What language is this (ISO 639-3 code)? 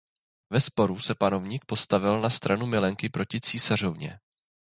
ces